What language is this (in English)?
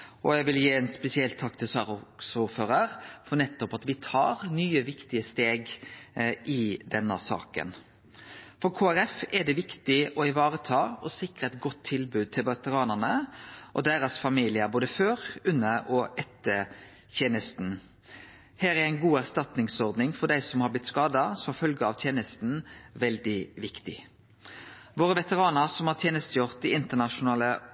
Norwegian Nynorsk